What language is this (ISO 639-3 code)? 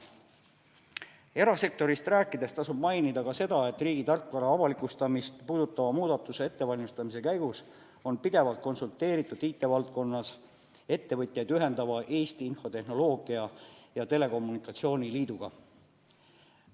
est